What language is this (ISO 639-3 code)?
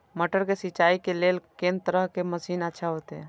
mai